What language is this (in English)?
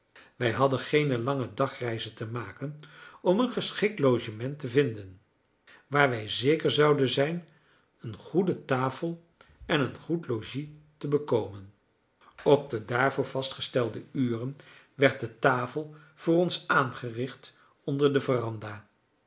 Dutch